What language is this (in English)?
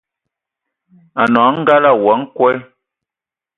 Ewondo